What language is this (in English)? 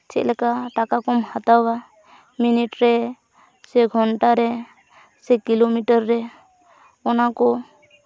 Santali